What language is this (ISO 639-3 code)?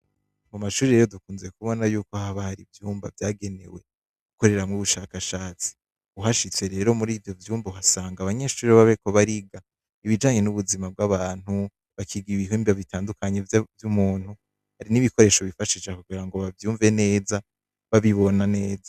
run